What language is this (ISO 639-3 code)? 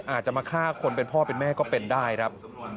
tha